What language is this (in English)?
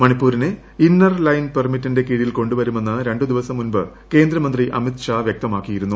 Malayalam